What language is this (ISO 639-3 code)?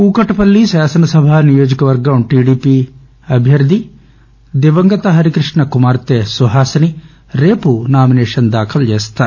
tel